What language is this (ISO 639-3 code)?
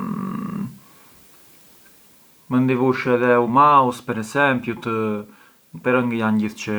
aae